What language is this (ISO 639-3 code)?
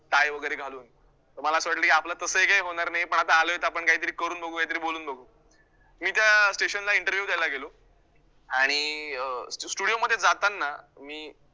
mar